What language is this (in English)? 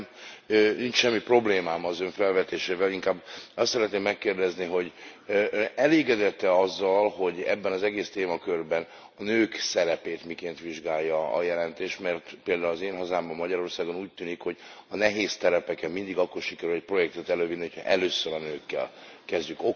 Hungarian